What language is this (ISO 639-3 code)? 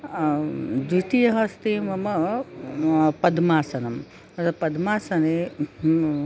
san